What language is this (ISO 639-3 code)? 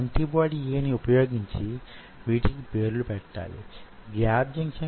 tel